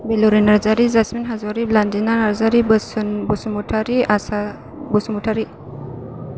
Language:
Bodo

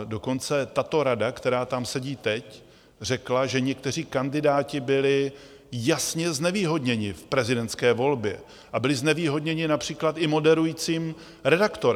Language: Czech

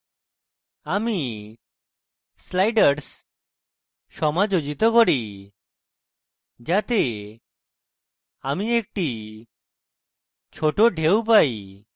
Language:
Bangla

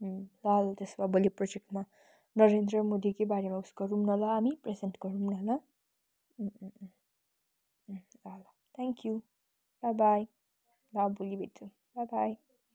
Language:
Nepali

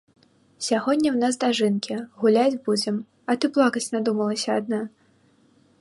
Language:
Belarusian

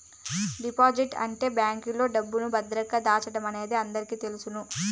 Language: Telugu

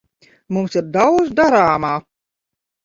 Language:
Latvian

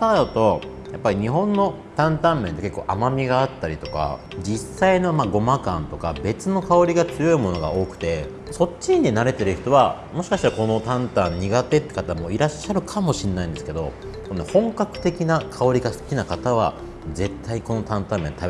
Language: Japanese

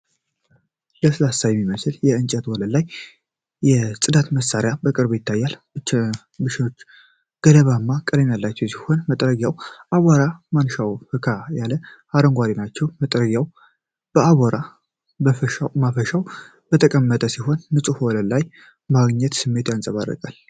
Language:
Amharic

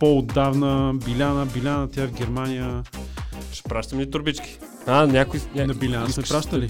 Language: Bulgarian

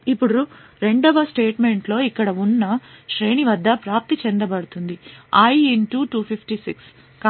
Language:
Telugu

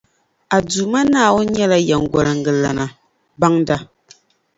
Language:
Dagbani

